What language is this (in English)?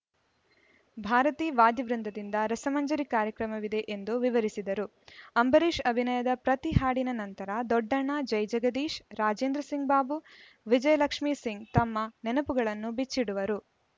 Kannada